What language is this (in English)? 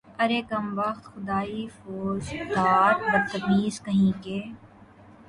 Urdu